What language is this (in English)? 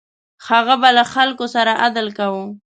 Pashto